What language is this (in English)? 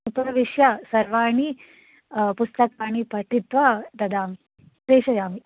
Sanskrit